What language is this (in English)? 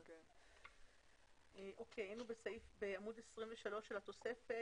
Hebrew